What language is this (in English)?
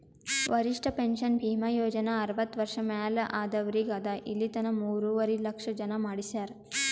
Kannada